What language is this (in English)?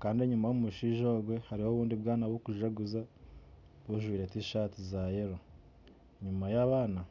Nyankole